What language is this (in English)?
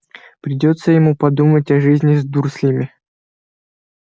Russian